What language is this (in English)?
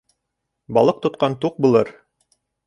Bashkir